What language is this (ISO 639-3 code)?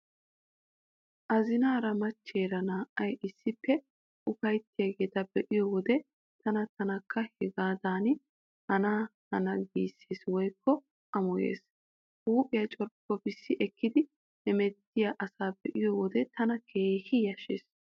wal